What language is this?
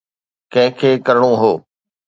Sindhi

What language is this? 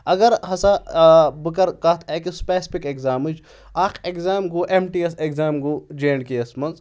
Kashmiri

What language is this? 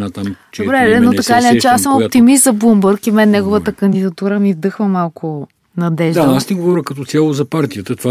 Bulgarian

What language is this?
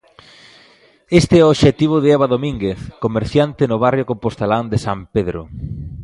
Galician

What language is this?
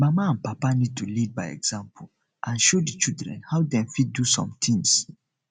Nigerian Pidgin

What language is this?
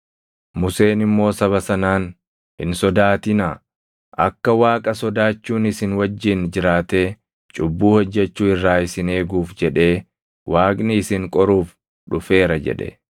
Oromo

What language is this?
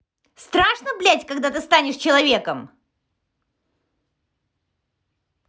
Russian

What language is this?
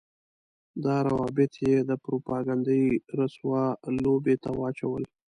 Pashto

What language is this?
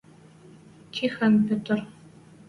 Western Mari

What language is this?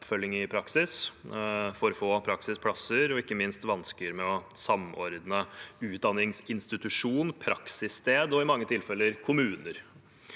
Norwegian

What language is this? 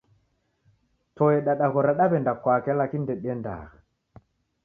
Taita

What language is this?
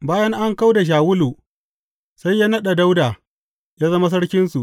Hausa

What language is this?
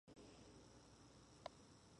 English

